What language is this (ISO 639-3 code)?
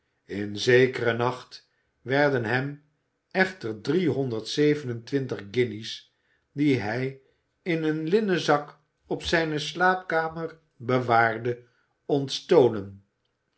nld